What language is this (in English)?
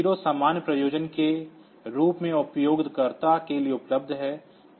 Hindi